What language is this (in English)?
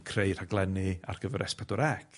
Welsh